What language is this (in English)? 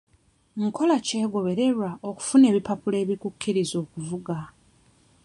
Ganda